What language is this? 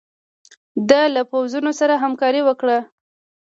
Pashto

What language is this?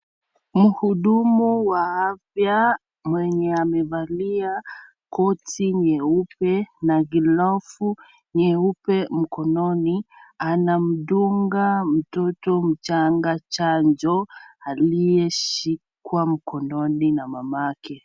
Swahili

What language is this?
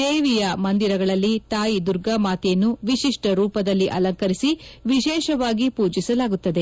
Kannada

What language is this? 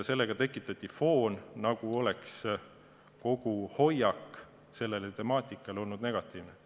Estonian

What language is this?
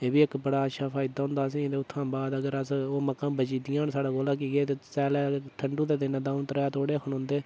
Dogri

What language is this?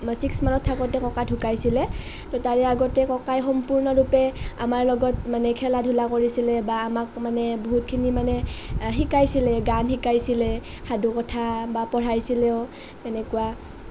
Assamese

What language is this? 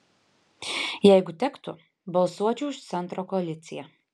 Lithuanian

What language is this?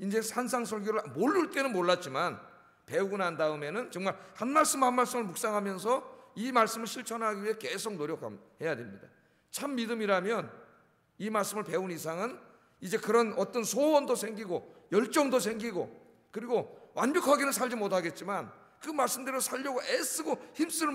Korean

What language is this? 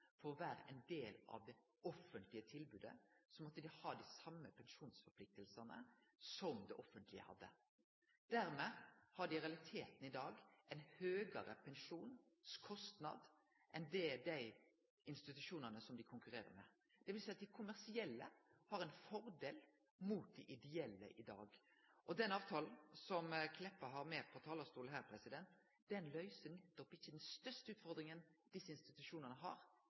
Norwegian Nynorsk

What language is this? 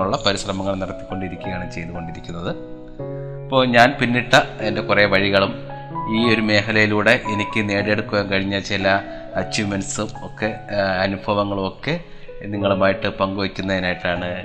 Malayalam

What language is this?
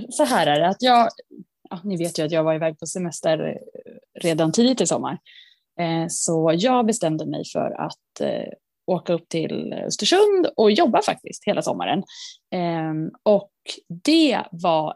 Swedish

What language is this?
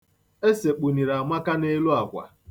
Igbo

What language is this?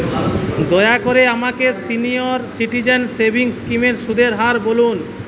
Bangla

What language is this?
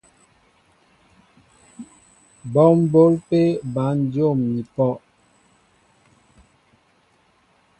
Mbo (Cameroon)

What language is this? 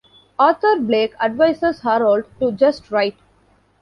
English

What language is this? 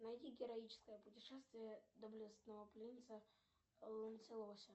Russian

